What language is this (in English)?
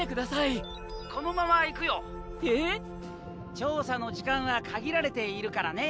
Japanese